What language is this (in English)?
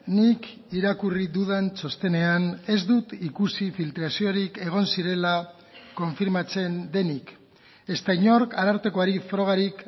Basque